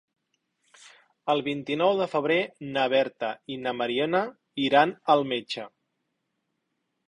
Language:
Catalan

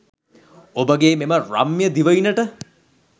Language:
Sinhala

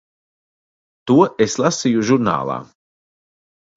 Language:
Latvian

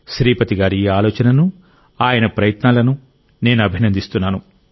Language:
Telugu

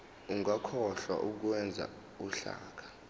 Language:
Zulu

